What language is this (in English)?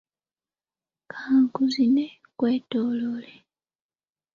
Ganda